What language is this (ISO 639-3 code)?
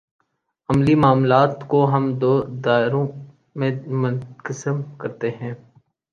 urd